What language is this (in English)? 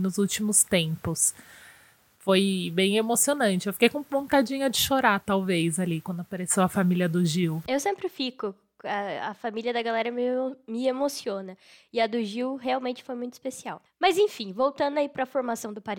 Portuguese